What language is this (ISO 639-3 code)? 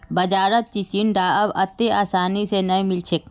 mag